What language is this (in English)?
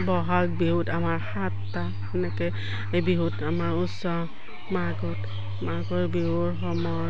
Assamese